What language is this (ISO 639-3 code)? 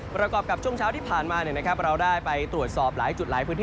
tha